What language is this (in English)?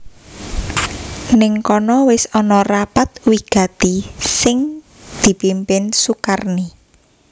Javanese